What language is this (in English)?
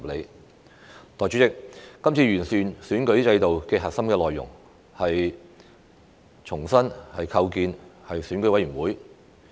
Cantonese